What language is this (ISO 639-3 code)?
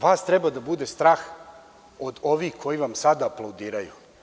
srp